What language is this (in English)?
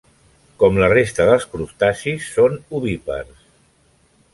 Catalan